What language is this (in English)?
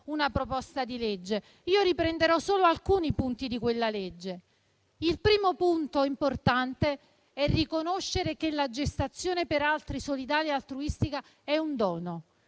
Italian